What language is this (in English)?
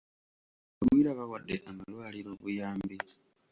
Ganda